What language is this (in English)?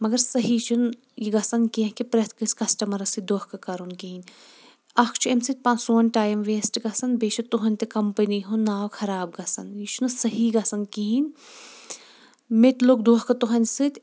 Kashmiri